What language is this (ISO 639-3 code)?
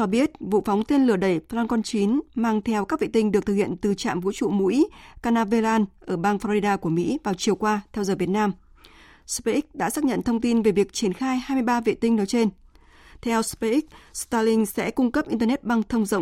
vie